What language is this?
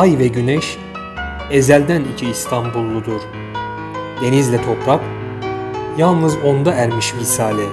Turkish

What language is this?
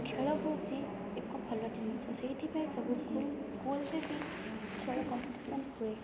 Odia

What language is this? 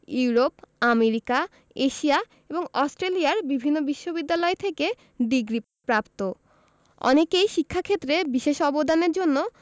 Bangla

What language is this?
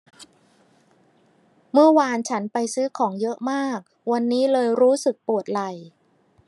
Thai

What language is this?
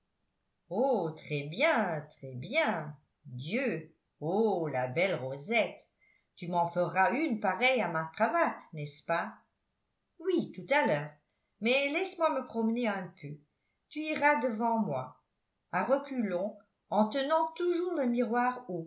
French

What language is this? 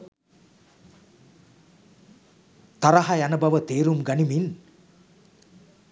Sinhala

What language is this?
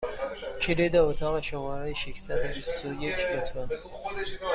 Persian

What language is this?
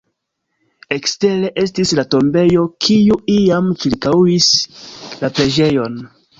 Esperanto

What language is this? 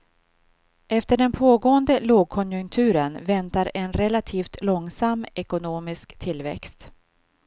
Swedish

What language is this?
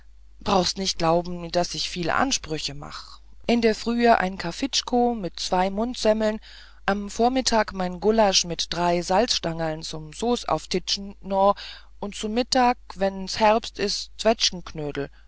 German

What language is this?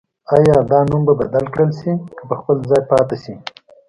Pashto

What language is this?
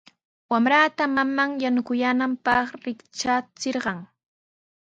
Sihuas Ancash Quechua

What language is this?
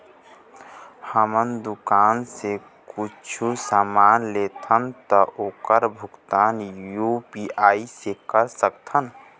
Chhattisgarhi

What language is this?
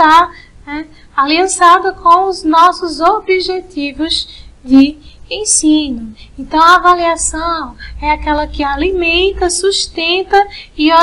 Portuguese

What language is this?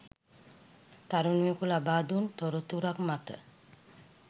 Sinhala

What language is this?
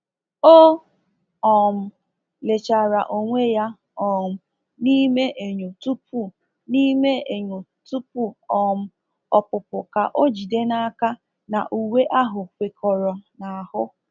Igbo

